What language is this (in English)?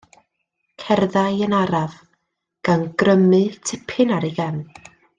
Welsh